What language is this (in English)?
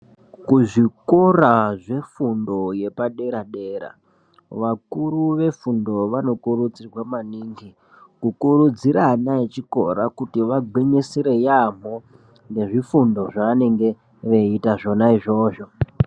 Ndau